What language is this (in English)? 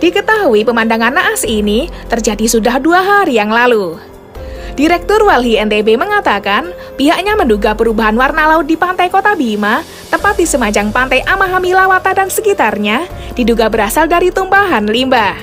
Indonesian